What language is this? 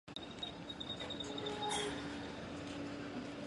Chinese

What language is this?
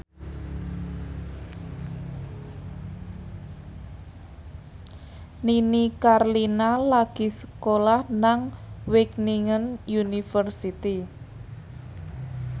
Javanese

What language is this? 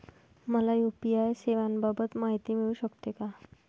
Marathi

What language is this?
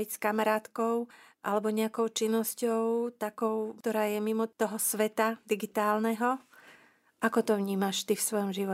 Slovak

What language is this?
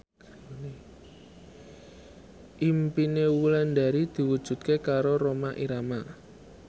Javanese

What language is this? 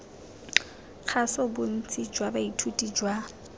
Tswana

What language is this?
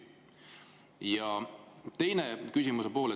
Estonian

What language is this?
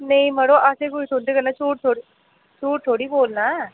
Dogri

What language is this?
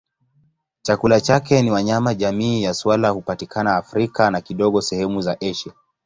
Swahili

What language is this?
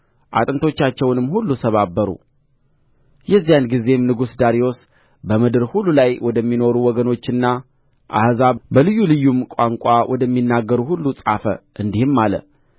Amharic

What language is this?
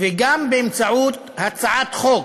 Hebrew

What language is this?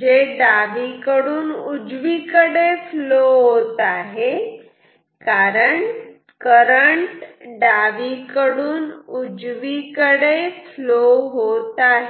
Marathi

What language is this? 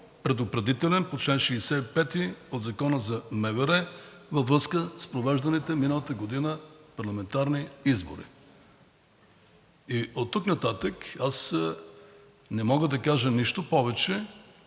Bulgarian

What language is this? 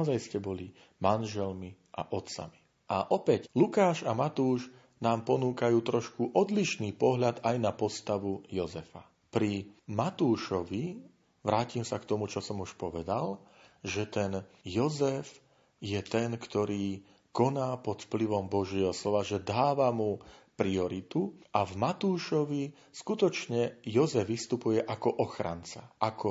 Slovak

